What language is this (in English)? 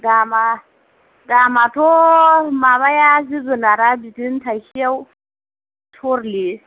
Bodo